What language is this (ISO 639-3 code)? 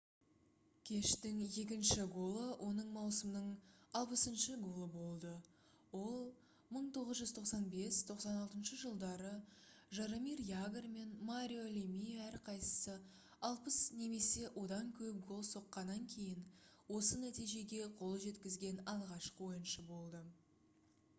kaz